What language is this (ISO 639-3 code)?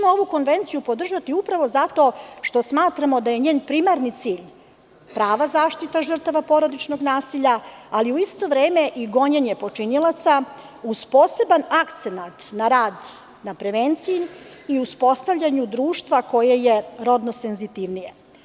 srp